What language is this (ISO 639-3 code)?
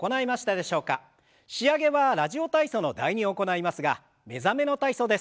jpn